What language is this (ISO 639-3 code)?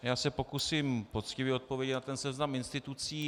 ces